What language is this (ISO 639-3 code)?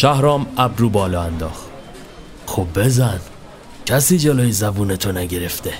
fas